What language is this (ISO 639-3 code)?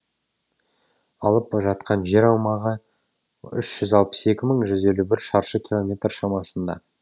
kaz